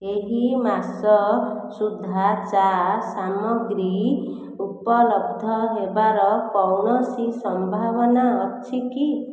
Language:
Odia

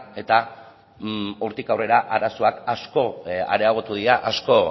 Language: Basque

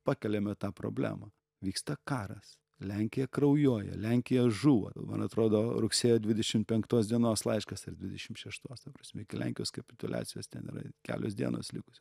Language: Lithuanian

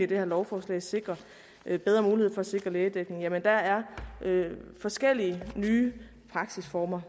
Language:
Danish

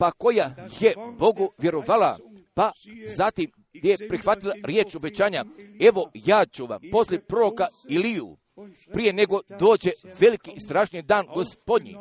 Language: Croatian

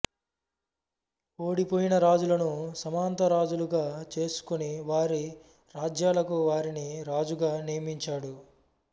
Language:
Telugu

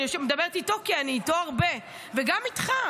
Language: Hebrew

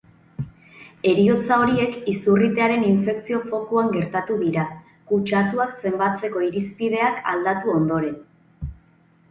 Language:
Basque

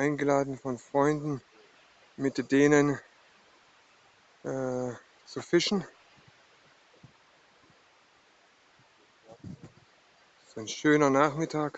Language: German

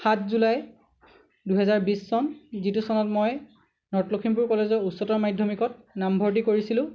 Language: Assamese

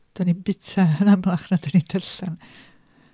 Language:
Welsh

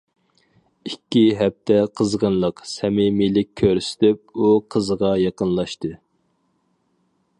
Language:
Uyghur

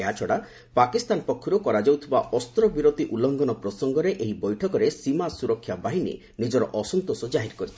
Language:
Odia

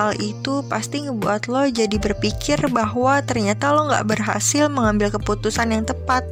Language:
Indonesian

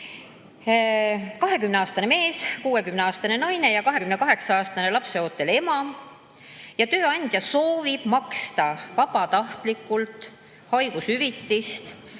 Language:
Estonian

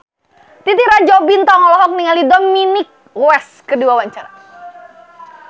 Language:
Sundanese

